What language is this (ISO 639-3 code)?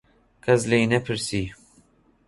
ckb